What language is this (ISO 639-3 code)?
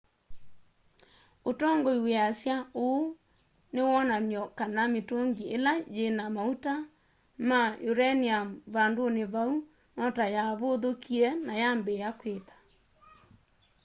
kam